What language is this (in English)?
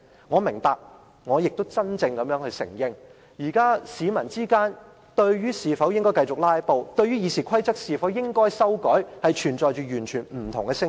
Cantonese